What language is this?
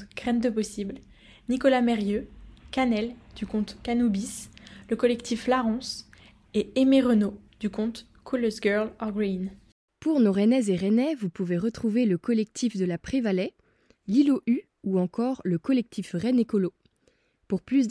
French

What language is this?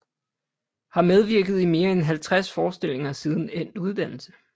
Danish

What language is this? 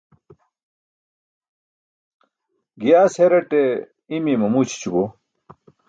Burushaski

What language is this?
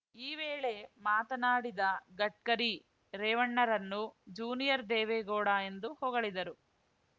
Kannada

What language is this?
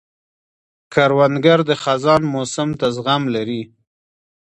Pashto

